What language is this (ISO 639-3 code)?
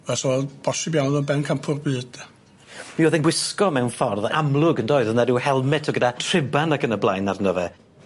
cym